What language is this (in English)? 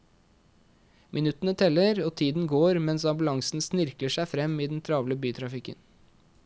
Norwegian